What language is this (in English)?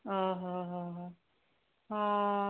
Odia